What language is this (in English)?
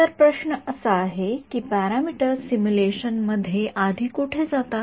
Marathi